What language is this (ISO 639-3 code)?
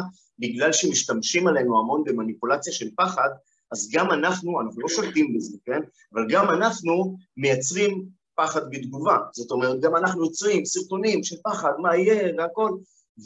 heb